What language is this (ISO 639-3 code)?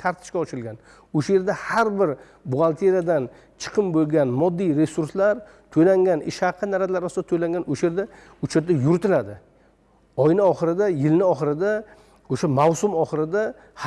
tur